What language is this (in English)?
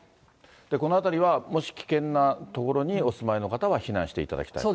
Japanese